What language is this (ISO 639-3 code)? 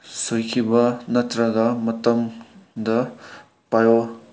mni